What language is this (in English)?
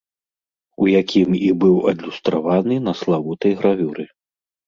Belarusian